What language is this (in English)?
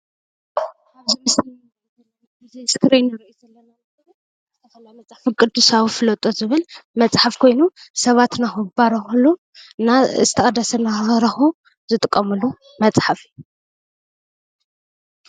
Tigrinya